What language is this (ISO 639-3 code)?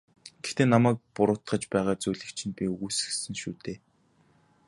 mon